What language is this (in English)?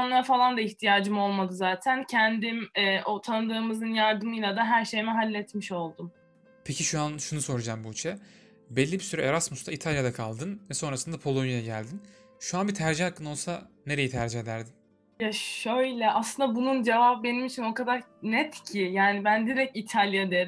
Turkish